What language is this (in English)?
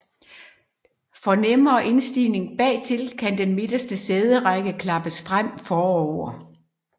Danish